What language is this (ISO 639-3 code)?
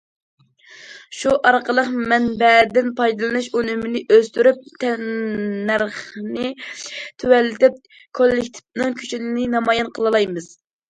uig